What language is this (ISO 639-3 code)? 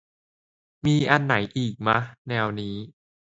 tha